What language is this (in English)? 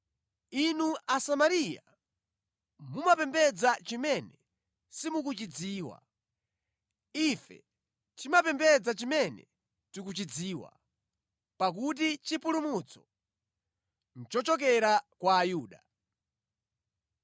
Nyanja